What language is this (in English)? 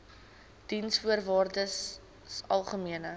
Afrikaans